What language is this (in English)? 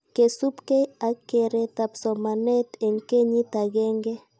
Kalenjin